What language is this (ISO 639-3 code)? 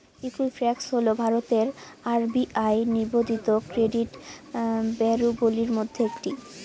ben